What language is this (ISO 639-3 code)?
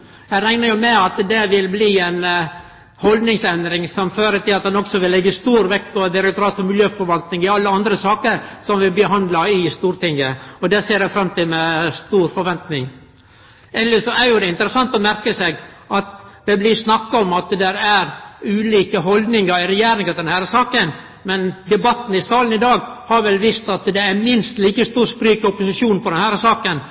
nno